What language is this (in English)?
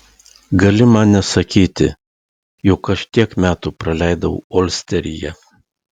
Lithuanian